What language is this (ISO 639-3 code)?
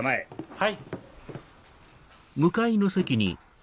jpn